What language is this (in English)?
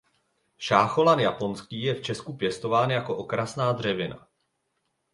Czech